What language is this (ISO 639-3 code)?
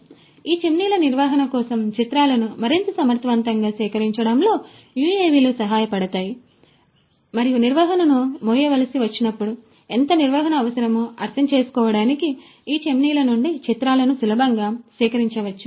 tel